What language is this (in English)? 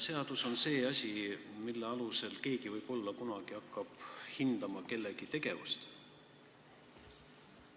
Estonian